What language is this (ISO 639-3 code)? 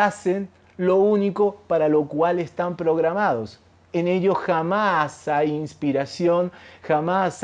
spa